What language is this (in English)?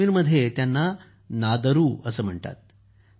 Marathi